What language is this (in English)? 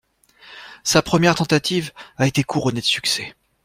French